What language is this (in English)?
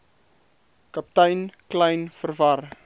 Afrikaans